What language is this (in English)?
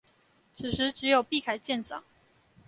Chinese